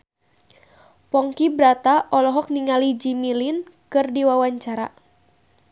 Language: Sundanese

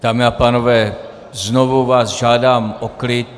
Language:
Czech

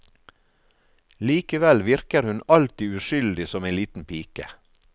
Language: Norwegian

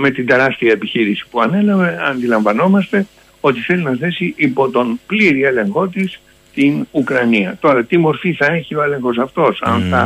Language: Greek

